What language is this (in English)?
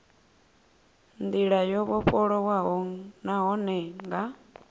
Venda